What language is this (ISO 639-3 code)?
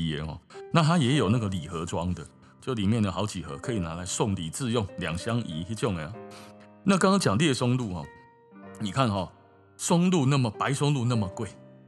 zho